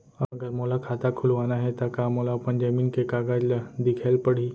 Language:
Chhattisgarhi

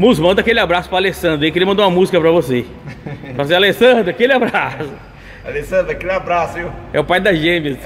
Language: Portuguese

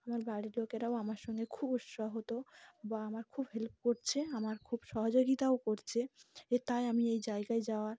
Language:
Bangla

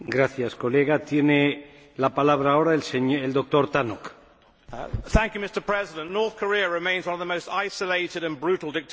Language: English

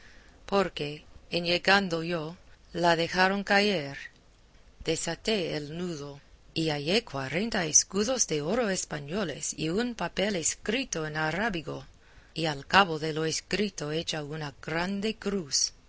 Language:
Spanish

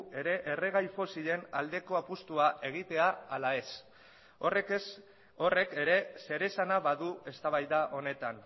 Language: Basque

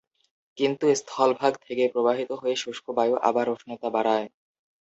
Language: Bangla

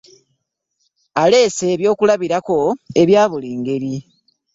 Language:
Ganda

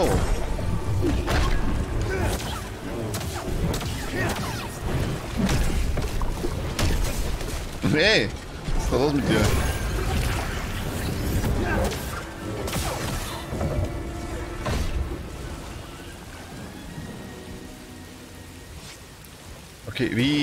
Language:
German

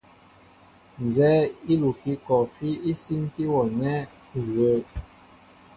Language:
Mbo (Cameroon)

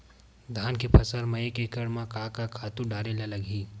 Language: Chhattisgarhi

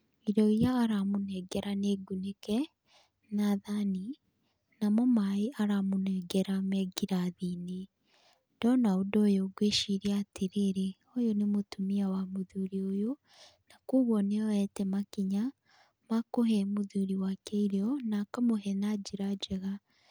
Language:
Kikuyu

